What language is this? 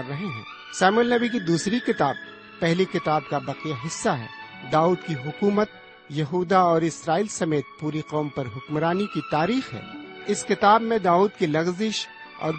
Urdu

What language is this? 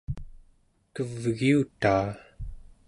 Central Yupik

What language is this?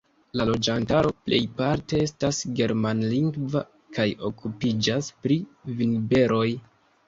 Esperanto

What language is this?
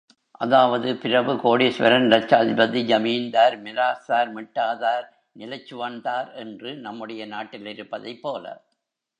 Tamil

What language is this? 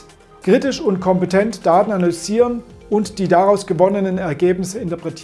German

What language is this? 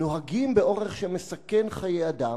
Hebrew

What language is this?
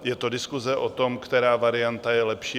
Czech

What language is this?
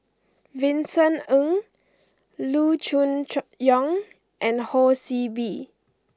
English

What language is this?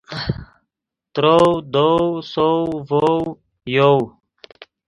Yidgha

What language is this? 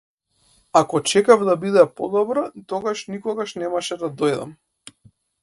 Macedonian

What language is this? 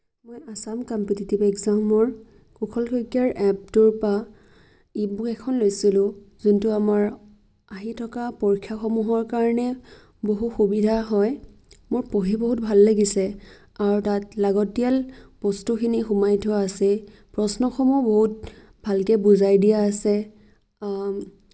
Assamese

